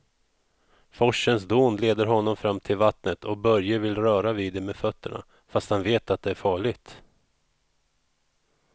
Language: Swedish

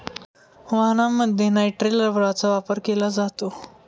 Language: Marathi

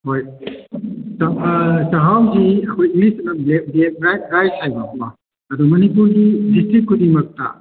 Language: Manipuri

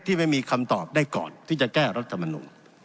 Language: Thai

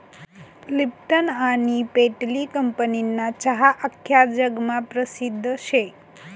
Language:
Marathi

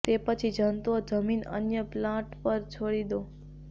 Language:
Gujarati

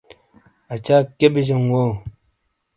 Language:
Shina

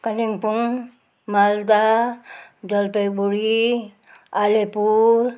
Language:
Nepali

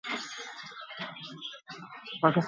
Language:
Basque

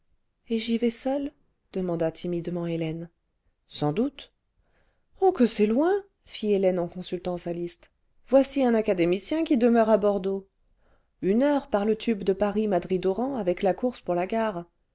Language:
French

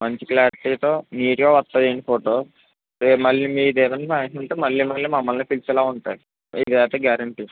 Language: Telugu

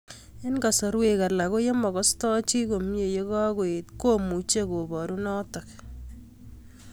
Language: Kalenjin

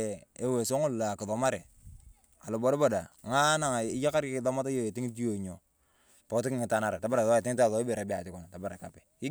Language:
Turkana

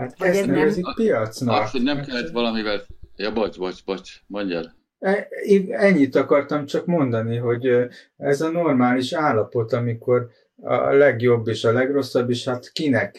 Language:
Hungarian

